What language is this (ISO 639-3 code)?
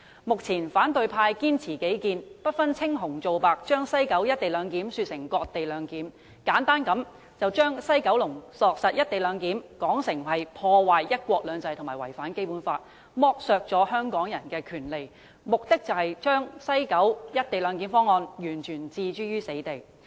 yue